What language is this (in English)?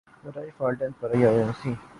Urdu